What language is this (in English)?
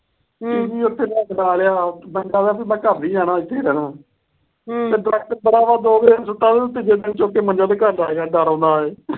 Punjabi